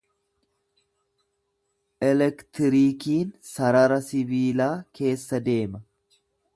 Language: Oromo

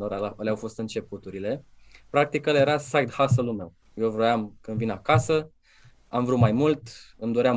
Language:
Romanian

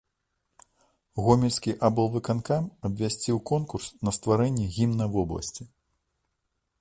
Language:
Belarusian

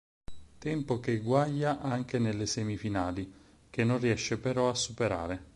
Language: Italian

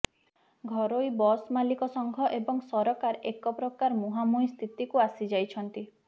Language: Odia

